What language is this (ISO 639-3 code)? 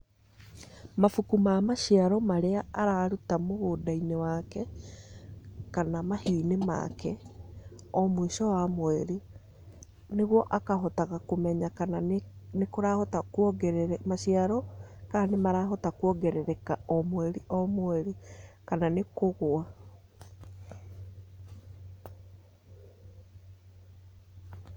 kik